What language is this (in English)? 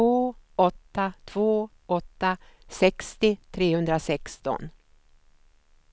Swedish